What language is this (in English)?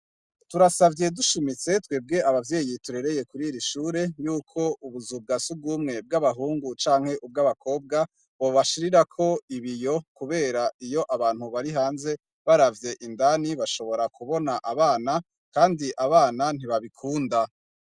Rundi